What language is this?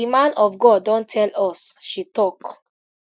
Nigerian Pidgin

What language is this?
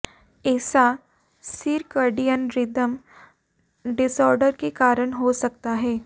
Hindi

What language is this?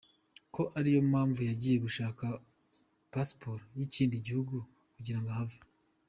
Kinyarwanda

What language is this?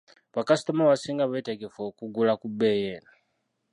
Ganda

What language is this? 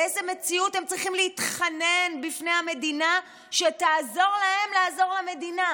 Hebrew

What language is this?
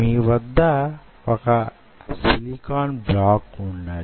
Telugu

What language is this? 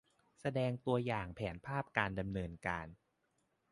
Thai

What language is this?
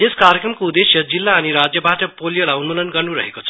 Nepali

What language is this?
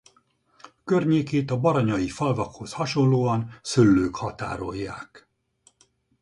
Hungarian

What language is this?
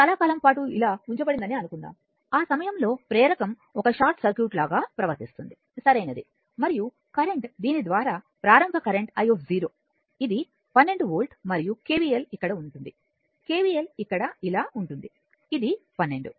Telugu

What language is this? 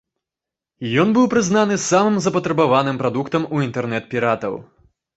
Belarusian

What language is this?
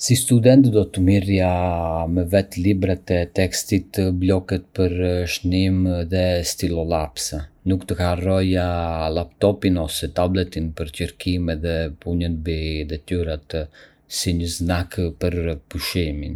Arbëreshë Albanian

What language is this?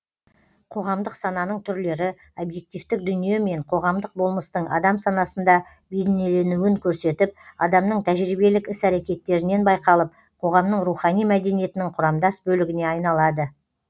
Kazakh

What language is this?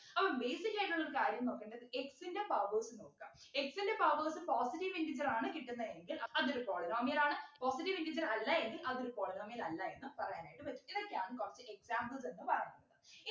Malayalam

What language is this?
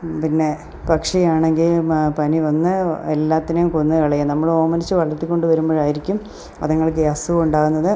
Malayalam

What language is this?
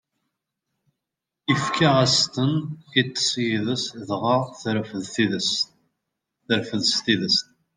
Kabyle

